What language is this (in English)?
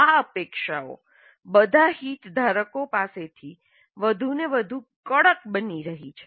Gujarati